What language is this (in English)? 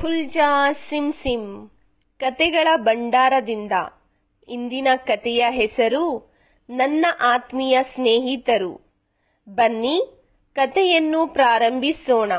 Kannada